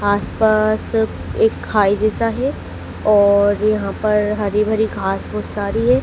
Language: Hindi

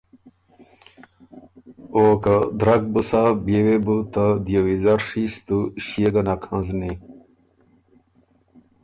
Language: Ormuri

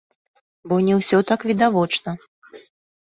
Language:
Belarusian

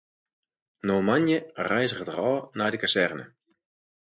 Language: Western Frisian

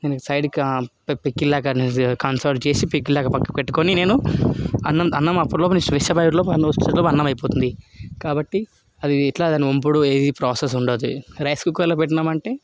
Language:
Telugu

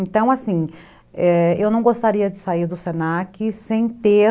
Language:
Portuguese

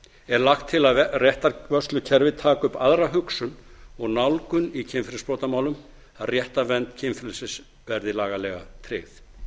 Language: Icelandic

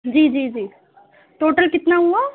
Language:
Urdu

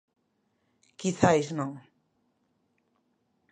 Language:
Galician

